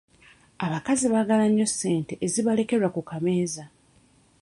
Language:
Ganda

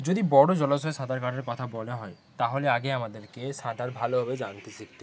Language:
Bangla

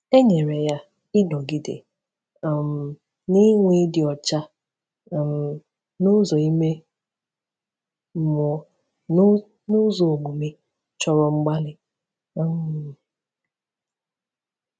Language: Igbo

